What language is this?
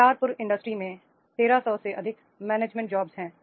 Hindi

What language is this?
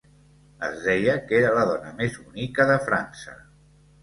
Catalan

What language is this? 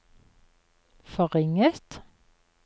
Norwegian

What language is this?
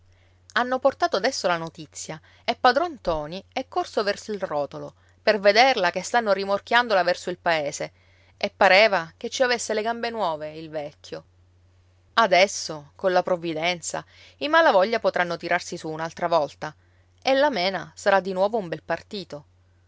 Italian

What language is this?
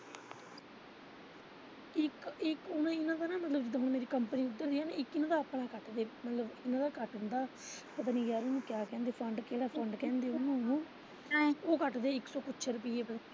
Punjabi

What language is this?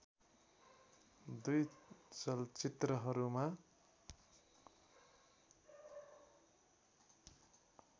Nepali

